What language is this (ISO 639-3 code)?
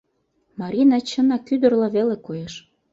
chm